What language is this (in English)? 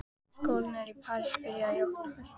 Icelandic